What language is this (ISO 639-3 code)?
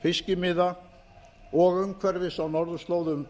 isl